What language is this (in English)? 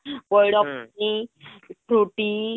Odia